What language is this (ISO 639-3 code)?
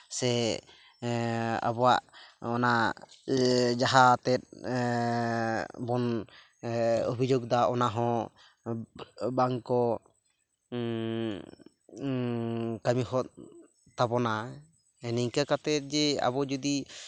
sat